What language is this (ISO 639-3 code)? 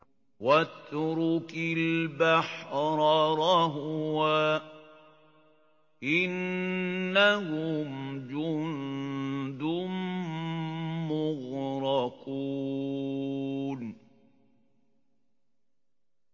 ara